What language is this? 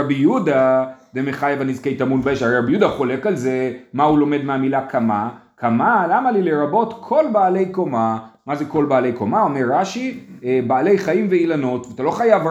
Hebrew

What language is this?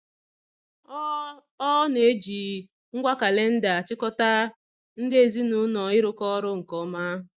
Igbo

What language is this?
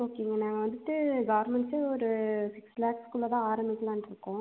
Tamil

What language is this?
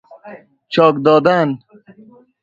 Persian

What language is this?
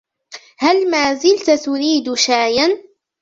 Arabic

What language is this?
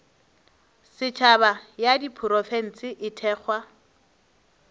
Northern Sotho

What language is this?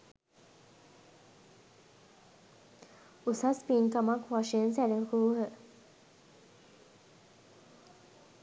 Sinhala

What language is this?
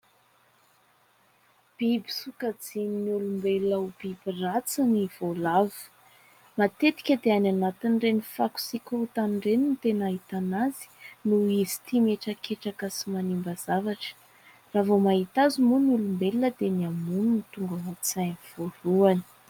Malagasy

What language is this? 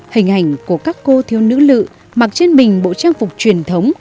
Vietnamese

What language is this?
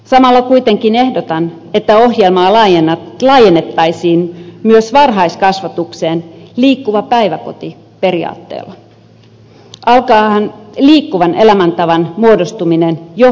Finnish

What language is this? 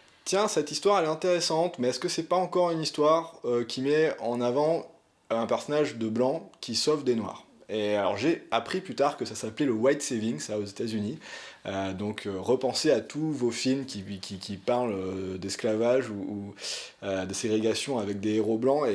French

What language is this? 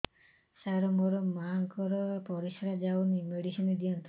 Odia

